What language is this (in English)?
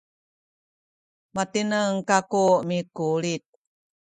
Sakizaya